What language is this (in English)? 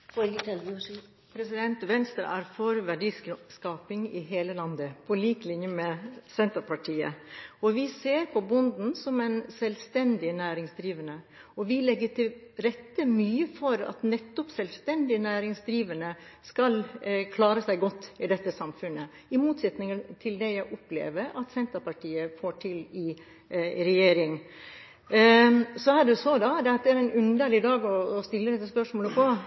Norwegian